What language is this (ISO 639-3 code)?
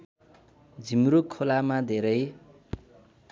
nep